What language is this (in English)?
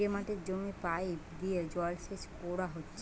Bangla